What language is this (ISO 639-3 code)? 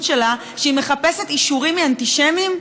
heb